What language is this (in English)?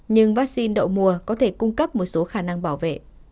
Vietnamese